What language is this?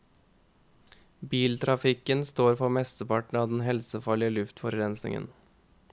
Norwegian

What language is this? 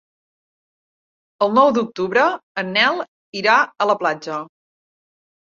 Catalan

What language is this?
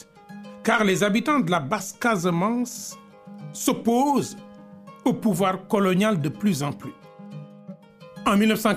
French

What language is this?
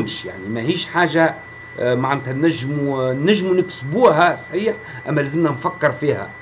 Arabic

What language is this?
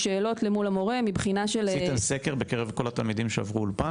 Hebrew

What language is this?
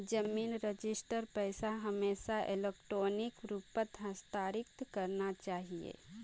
Magahi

